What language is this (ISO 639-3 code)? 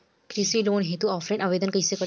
bho